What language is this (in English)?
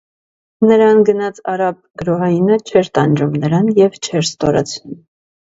Armenian